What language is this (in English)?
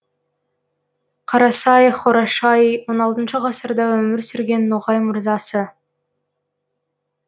Kazakh